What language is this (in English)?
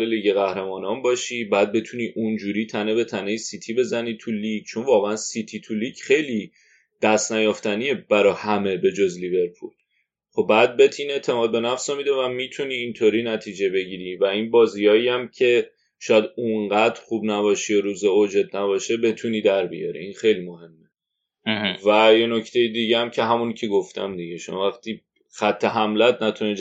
Persian